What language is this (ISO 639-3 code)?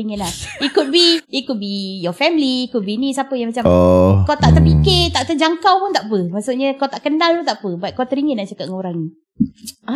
msa